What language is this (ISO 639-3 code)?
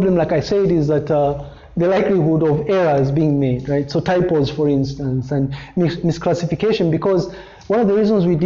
eng